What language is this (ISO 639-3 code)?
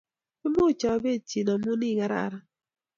kln